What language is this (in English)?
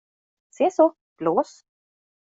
Swedish